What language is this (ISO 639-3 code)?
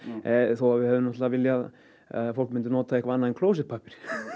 isl